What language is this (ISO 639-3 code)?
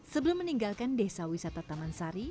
ind